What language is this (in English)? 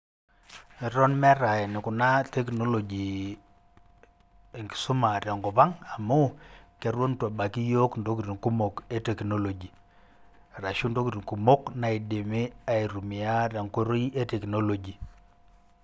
Masai